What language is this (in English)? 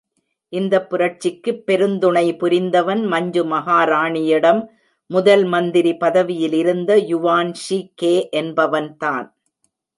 Tamil